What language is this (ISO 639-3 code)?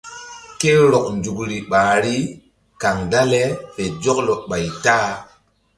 mdd